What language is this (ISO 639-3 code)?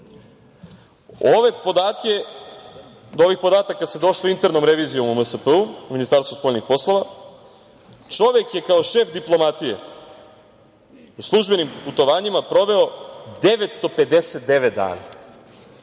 srp